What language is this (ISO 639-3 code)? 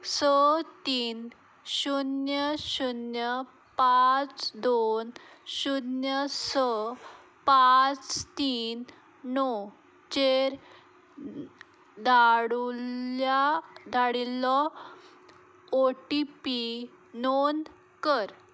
kok